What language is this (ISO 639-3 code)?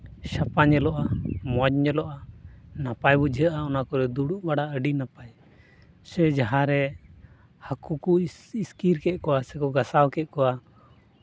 sat